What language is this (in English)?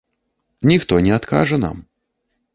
Belarusian